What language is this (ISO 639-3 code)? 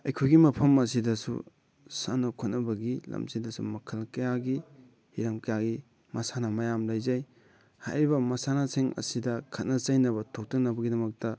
mni